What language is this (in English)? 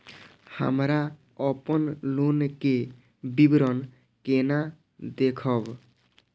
Maithili